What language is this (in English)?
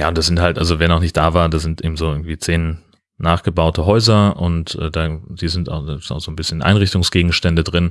German